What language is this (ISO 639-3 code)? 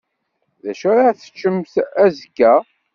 kab